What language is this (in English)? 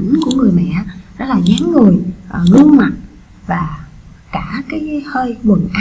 Vietnamese